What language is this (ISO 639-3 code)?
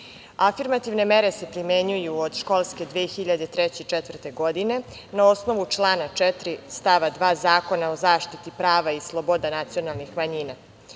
srp